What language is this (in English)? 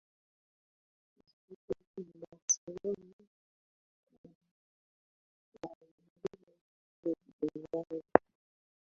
Swahili